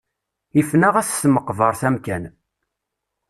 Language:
Kabyle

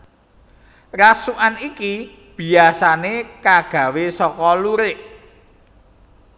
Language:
Javanese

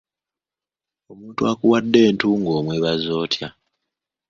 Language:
Ganda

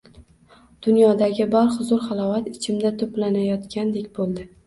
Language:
Uzbek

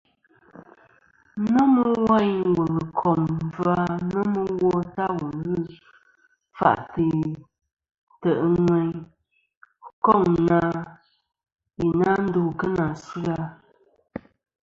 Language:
Kom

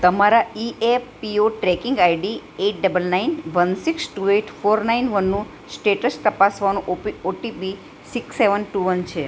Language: Gujarati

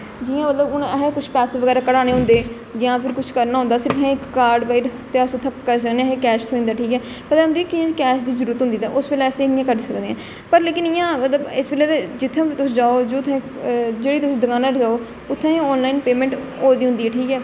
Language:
Dogri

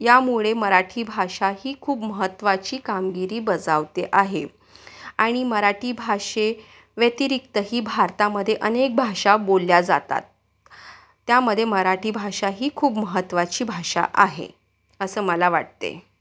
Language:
Marathi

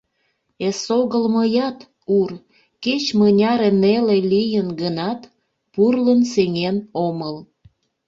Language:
Mari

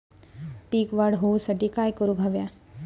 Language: Marathi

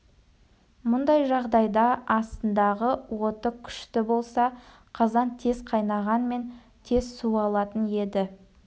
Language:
Kazakh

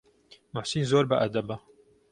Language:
Central Kurdish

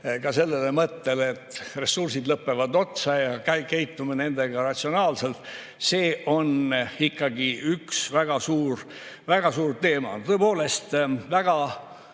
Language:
Estonian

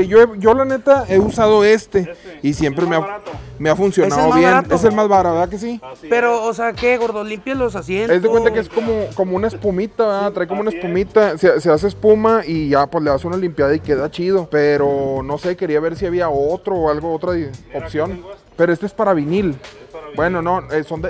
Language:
Spanish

